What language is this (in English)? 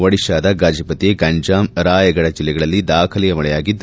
Kannada